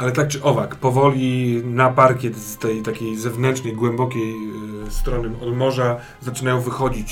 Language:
Polish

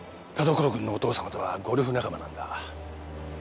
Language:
Japanese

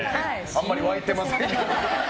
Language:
Japanese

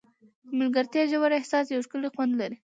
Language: Pashto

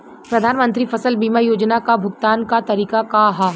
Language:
Bhojpuri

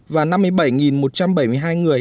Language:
Vietnamese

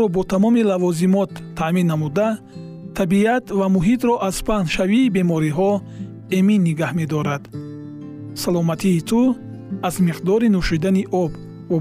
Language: Persian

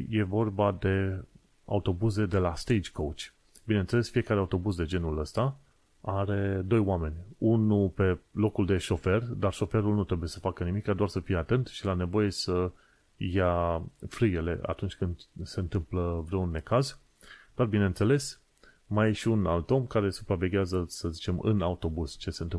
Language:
Romanian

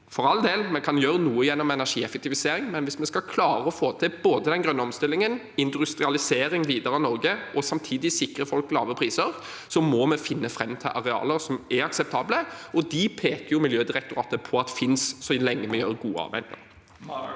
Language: Norwegian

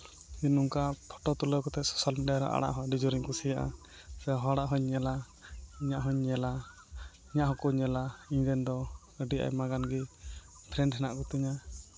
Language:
Santali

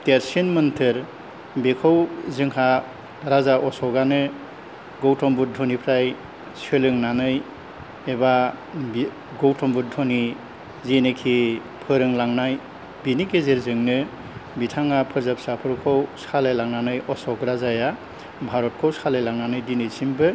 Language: Bodo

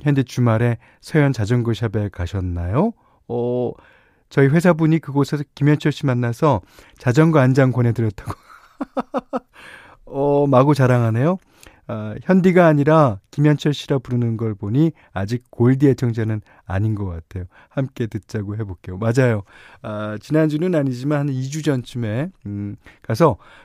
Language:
Korean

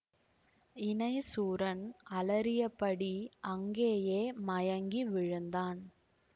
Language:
Tamil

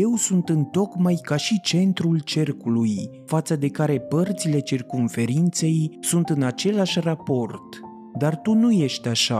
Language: Romanian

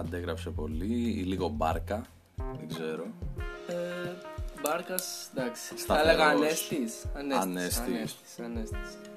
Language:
Greek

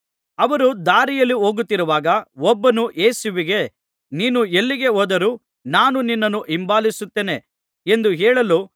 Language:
Kannada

